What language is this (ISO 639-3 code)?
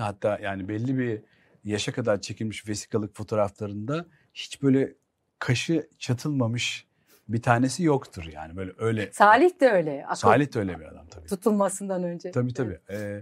tur